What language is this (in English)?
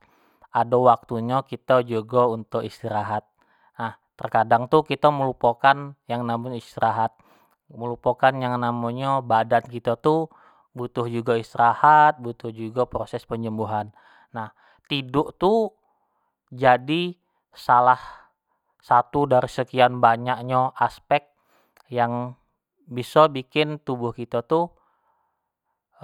Jambi Malay